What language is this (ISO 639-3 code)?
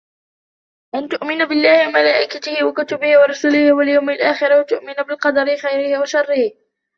ara